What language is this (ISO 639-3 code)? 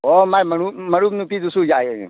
mni